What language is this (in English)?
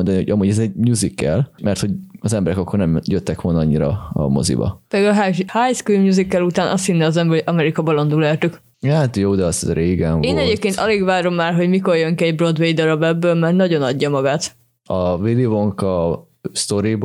Hungarian